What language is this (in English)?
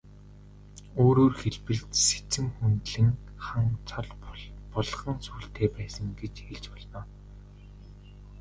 Mongolian